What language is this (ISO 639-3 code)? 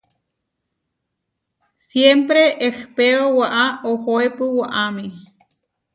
var